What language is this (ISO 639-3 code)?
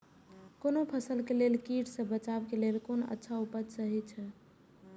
mai